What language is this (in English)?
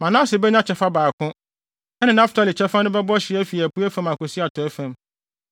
Akan